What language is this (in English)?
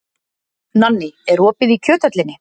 Icelandic